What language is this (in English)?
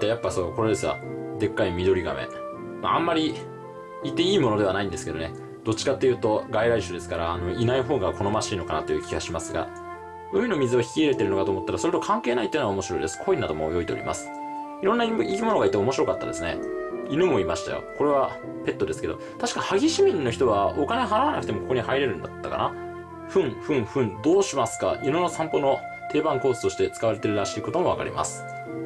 Japanese